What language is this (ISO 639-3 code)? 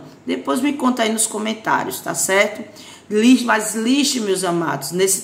por